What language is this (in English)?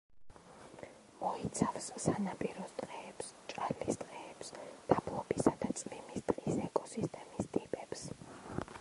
Georgian